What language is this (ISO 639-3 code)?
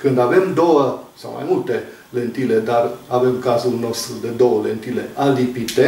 ron